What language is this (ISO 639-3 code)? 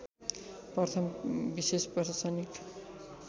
nep